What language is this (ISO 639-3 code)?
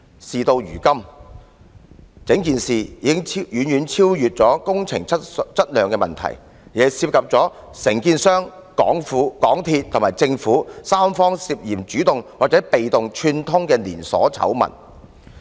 yue